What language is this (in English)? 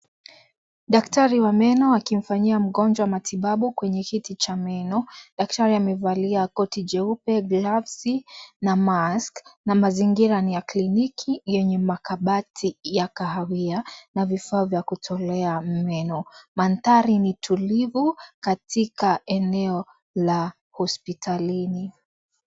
Swahili